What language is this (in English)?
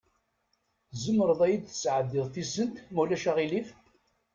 Kabyle